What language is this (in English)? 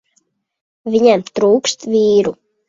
Latvian